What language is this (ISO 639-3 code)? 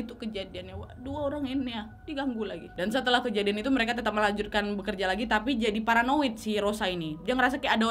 ind